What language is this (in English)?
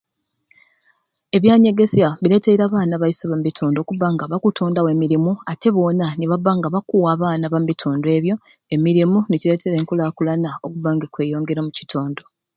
Ruuli